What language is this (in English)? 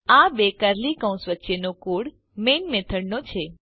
Gujarati